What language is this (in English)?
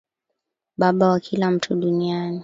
Swahili